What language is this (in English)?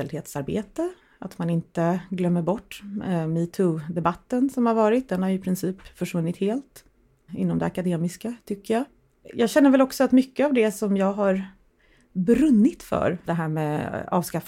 Swedish